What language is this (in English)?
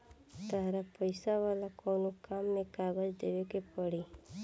Bhojpuri